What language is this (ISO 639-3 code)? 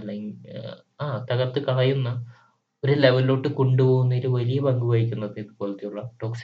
mal